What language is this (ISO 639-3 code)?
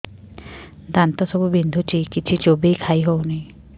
ori